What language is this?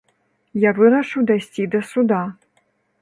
Belarusian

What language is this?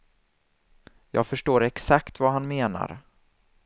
Swedish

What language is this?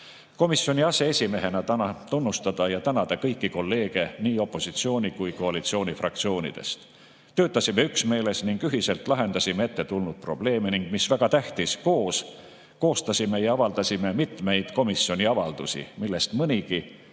Estonian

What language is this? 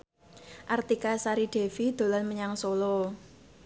Javanese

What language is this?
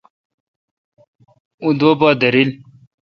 Kalkoti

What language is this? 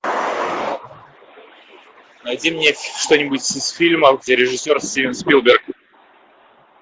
Russian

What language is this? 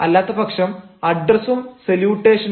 Malayalam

